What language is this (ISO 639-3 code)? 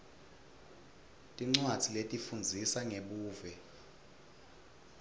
ssw